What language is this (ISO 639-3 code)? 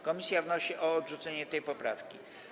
pol